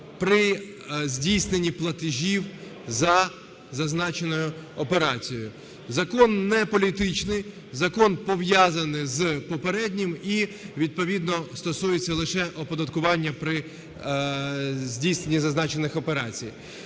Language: Ukrainian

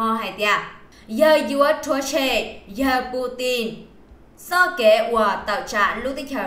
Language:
Vietnamese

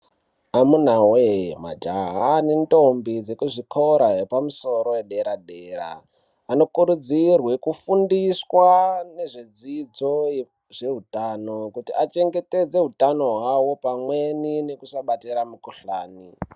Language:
Ndau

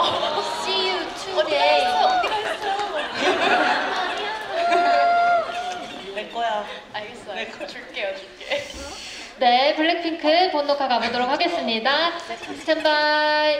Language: Korean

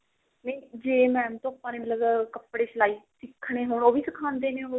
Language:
Punjabi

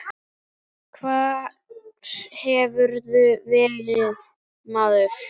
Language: Icelandic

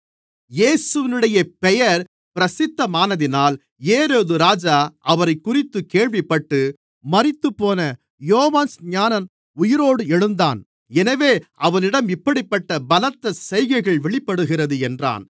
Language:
Tamil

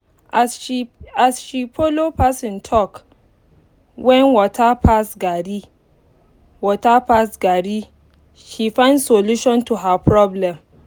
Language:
Nigerian Pidgin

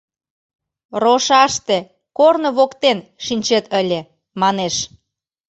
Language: Mari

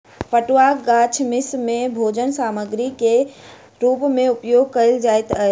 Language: Maithili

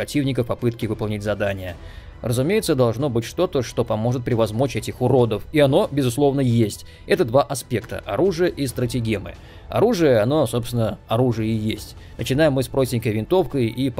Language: Russian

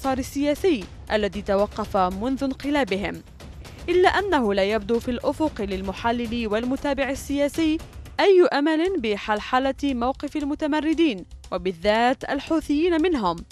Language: Arabic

